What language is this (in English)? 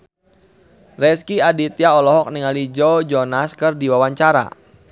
Sundanese